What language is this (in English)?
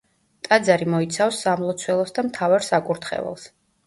Georgian